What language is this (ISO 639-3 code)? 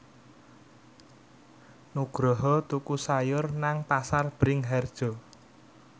jav